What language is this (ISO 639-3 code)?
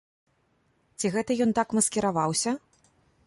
bel